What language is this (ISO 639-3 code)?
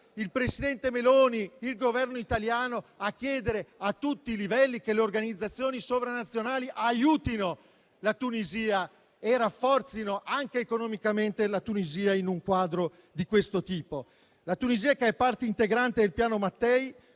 ita